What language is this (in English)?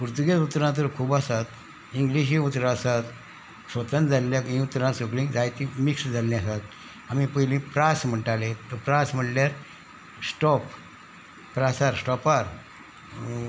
Konkani